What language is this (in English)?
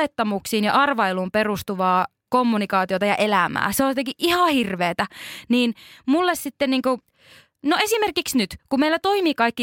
Finnish